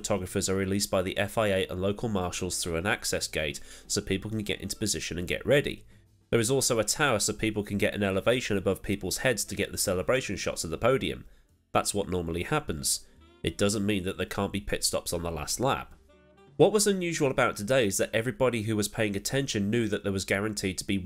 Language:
English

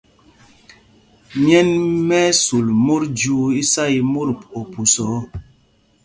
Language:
Mpumpong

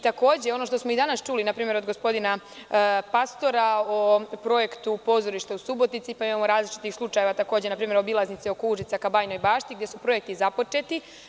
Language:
Serbian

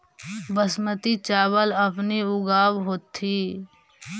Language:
Magahi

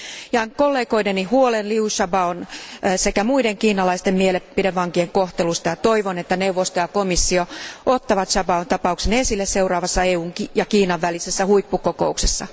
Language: Finnish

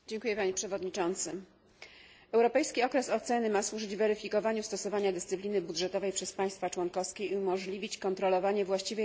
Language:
Polish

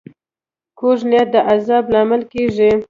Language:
Pashto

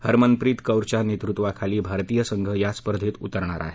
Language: Marathi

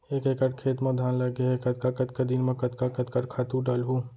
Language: Chhattisgarhi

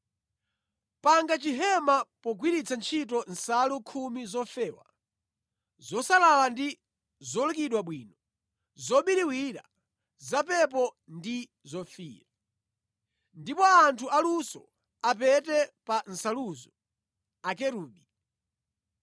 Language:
Nyanja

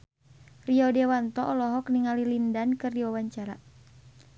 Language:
Sundanese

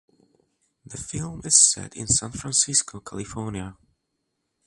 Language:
English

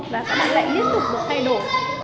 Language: Vietnamese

